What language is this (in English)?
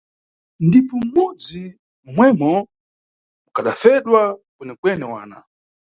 Nyungwe